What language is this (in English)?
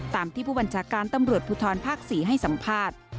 Thai